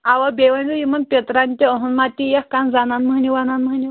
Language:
Kashmiri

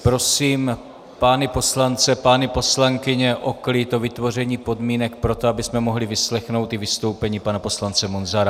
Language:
Czech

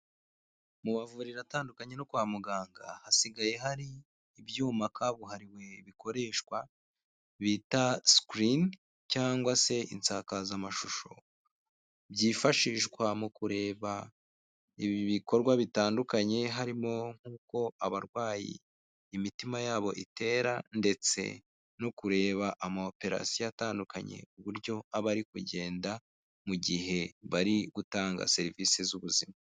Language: Kinyarwanda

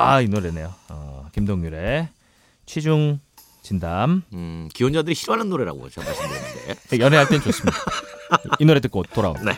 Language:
Korean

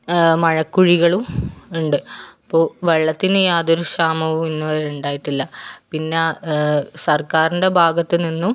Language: Malayalam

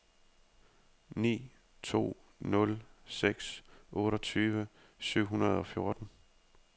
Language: Danish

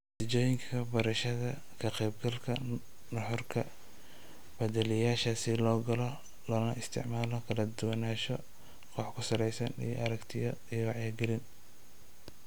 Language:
Somali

